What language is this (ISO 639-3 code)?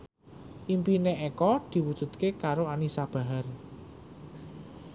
jav